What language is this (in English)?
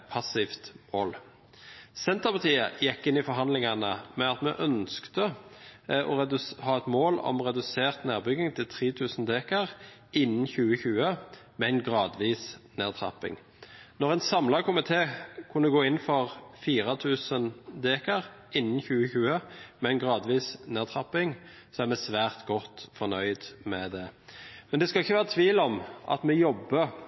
Norwegian Bokmål